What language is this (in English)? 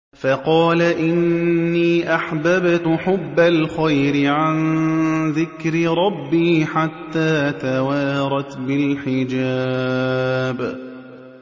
Arabic